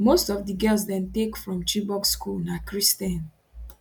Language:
Nigerian Pidgin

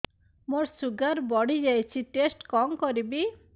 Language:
Odia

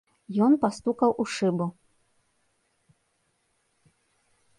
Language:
Belarusian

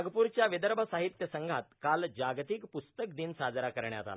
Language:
Marathi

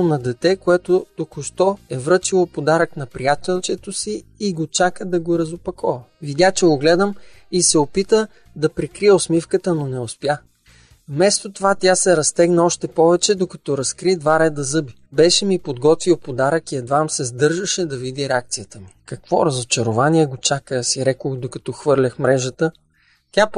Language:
Bulgarian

